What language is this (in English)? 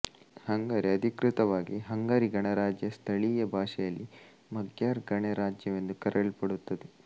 Kannada